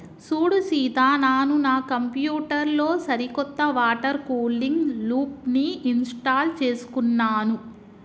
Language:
Telugu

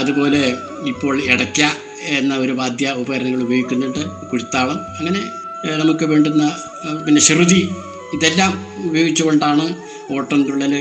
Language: Malayalam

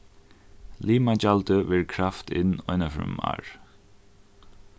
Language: Faroese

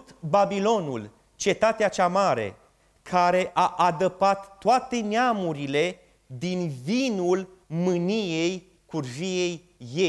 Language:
Romanian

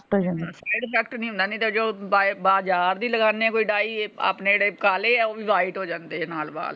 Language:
Punjabi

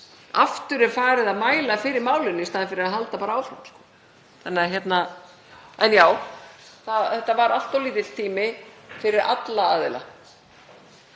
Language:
Icelandic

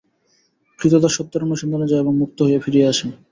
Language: Bangla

